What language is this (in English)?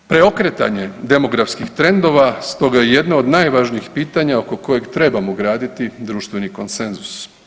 Croatian